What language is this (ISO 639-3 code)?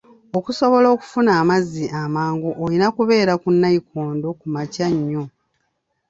lug